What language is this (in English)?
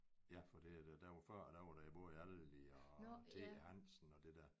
Danish